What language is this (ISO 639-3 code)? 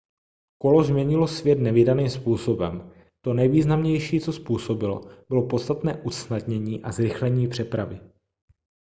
ces